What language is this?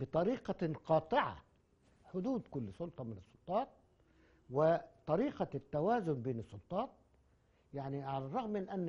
Arabic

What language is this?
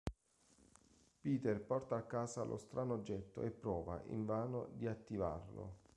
Italian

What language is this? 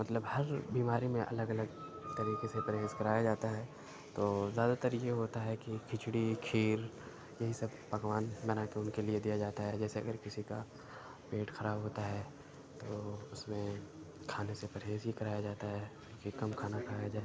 Urdu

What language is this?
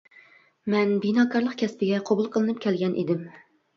Uyghur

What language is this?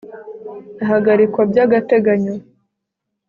Kinyarwanda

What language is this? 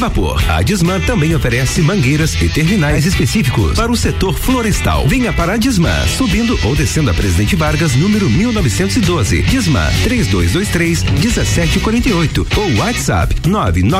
Portuguese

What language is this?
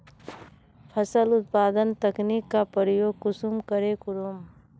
Magahi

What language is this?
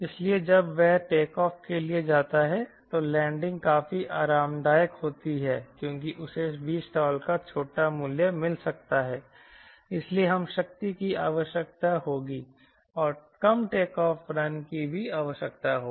Hindi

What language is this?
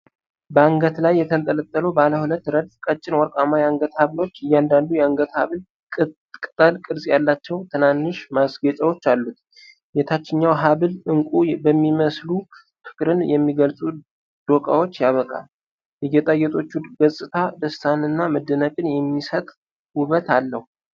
Amharic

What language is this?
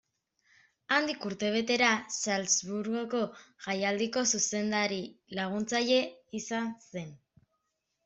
Basque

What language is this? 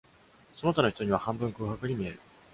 Japanese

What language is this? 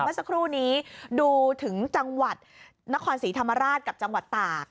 Thai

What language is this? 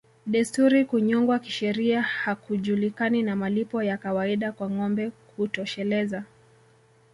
Swahili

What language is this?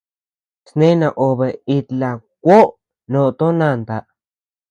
Tepeuxila Cuicatec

